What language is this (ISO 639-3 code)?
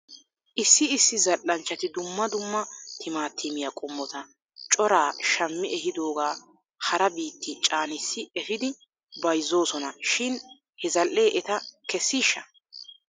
wal